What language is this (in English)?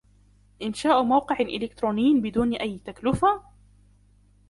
Arabic